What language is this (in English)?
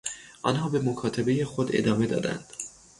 Persian